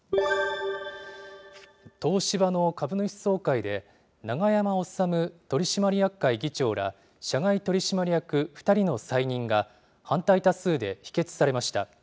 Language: Japanese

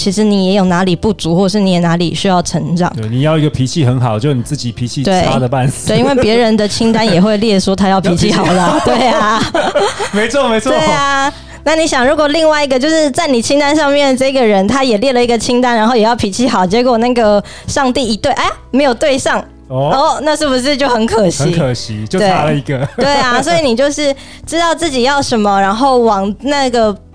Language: Chinese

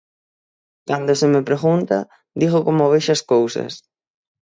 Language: Galician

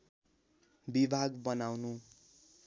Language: Nepali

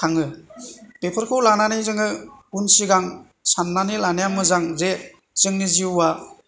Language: Bodo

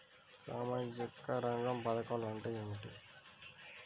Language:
Telugu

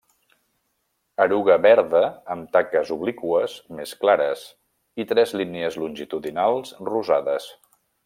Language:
Catalan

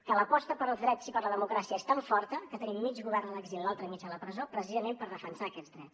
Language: Catalan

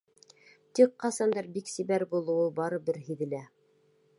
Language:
Bashkir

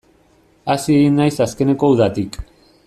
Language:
Basque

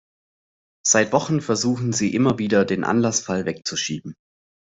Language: German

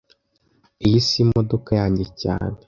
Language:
Kinyarwanda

